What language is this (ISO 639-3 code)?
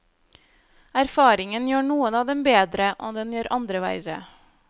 nor